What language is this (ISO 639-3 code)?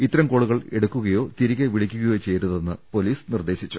mal